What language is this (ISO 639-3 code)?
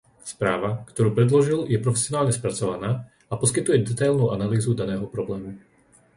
slk